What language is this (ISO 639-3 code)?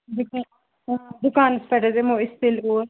kas